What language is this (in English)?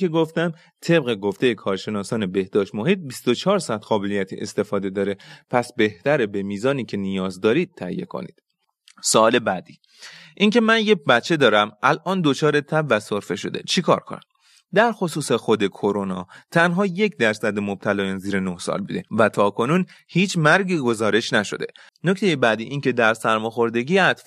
Persian